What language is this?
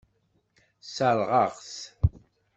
Kabyle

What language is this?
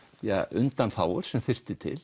Icelandic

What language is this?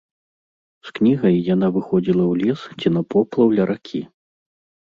Belarusian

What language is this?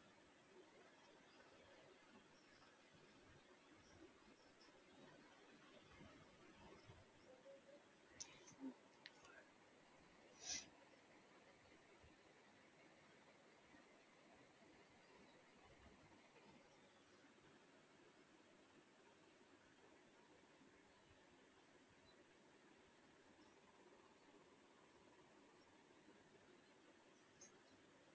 Tamil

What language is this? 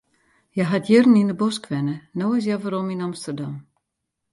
Western Frisian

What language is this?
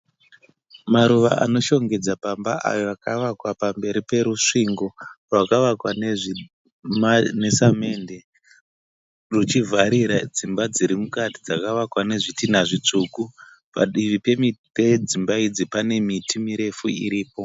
Shona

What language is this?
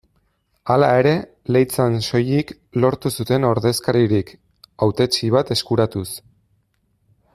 Basque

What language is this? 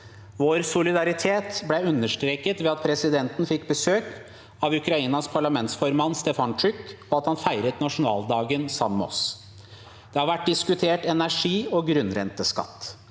Norwegian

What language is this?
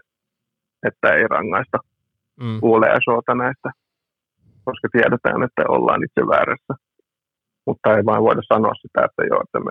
Finnish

